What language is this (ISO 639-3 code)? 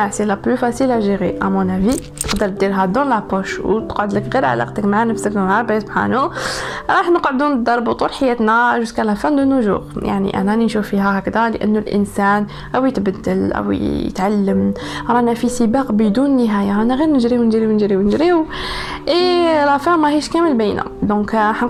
ara